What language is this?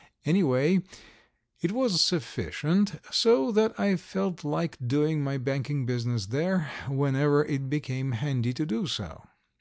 English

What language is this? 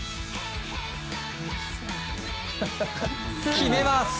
Japanese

